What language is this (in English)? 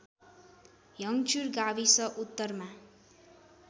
Nepali